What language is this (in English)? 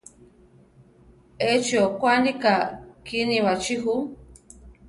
Central Tarahumara